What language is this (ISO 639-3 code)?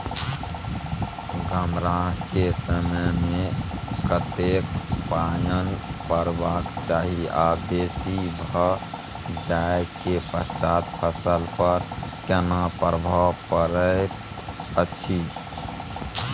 mai